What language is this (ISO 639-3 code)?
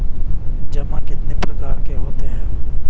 hin